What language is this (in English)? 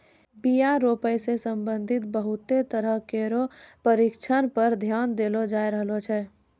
Maithili